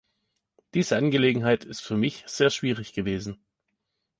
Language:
German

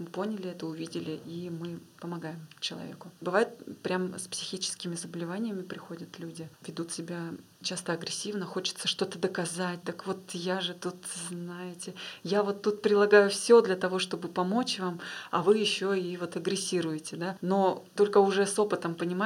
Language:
Russian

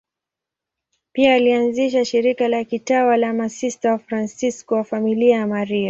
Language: Swahili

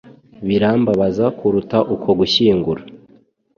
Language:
Kinyarwanda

